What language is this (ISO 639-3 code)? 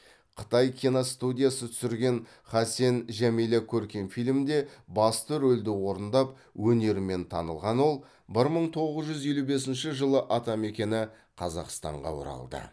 kaz